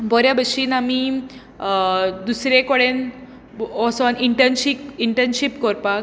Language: Konkani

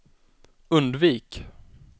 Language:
Swedish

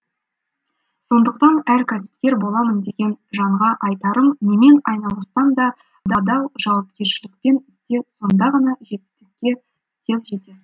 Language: Kazakh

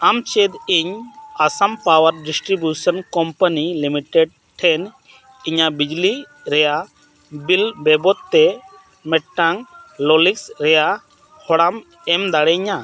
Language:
Santali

